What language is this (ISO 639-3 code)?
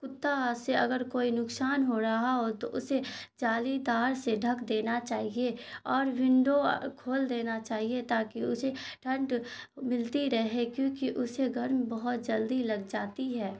urd